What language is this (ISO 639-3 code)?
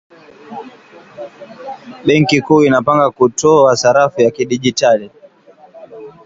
swa